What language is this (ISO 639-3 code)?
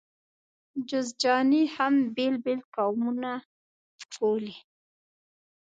pus